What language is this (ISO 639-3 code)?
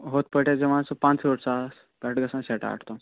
kas